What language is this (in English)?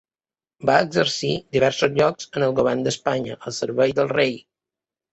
Catalan